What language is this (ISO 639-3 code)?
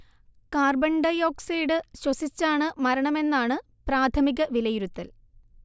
mal